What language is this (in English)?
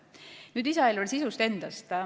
Estonian